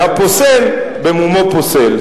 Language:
Hebrew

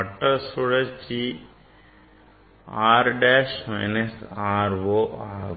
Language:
Tamil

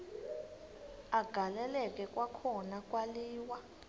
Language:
Xhosa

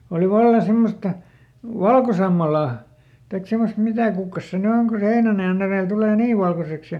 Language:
Finnish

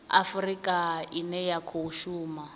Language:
Venda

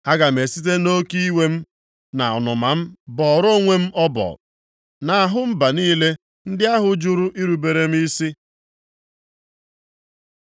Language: Igbo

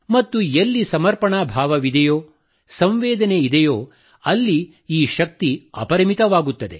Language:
Kannada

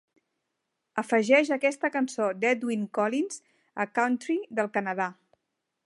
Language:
Catalan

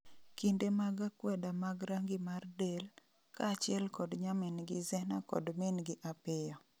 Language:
Luo (Kenya and Tanzania)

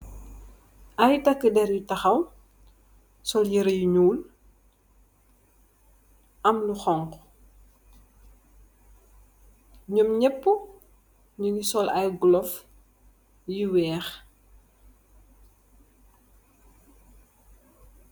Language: Wolof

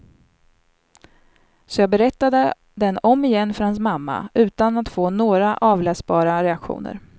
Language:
Swedish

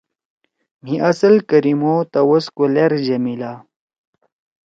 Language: Torwali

